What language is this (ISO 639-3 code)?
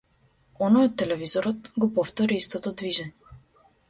mkd